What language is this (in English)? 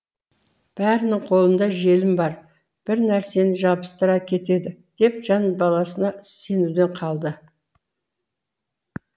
Kazakh